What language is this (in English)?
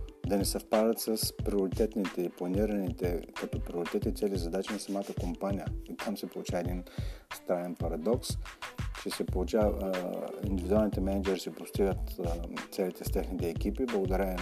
Bulgarian